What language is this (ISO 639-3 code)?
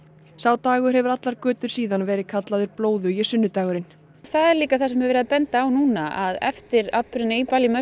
isl